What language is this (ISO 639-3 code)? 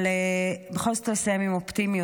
heb